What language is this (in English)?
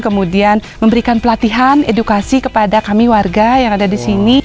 Indonesian